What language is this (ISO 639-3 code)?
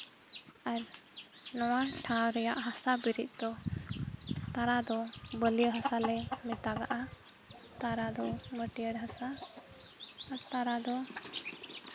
sat